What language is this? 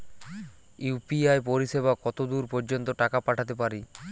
Bangla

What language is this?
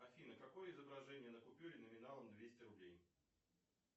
Russian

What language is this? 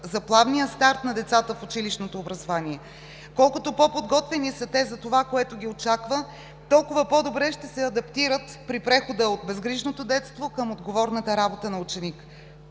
Bulgarian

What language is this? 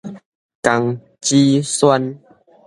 Min Nan Chinese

